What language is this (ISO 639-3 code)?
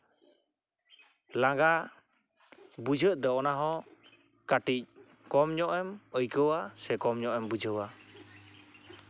sat